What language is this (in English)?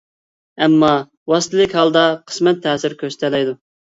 Uyghur